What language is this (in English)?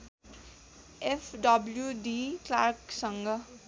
Nepali